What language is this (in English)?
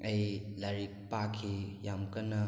Manipuri